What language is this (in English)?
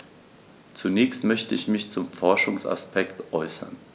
German